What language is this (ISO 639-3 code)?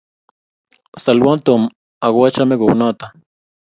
kln